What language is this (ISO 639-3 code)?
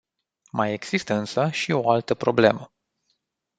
ron